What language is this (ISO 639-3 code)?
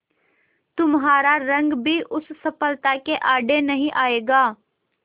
hin